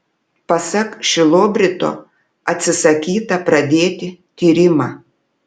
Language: Lithuanian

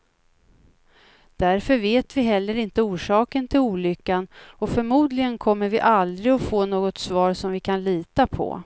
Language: Swedish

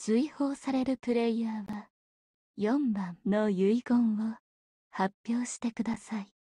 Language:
Japanese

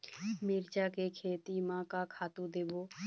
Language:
Chhattisgarhi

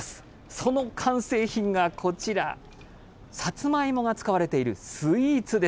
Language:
Japanese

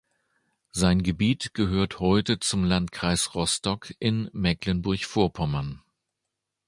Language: German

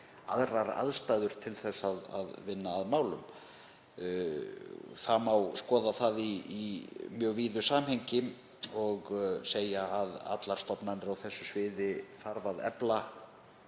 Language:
Icelandic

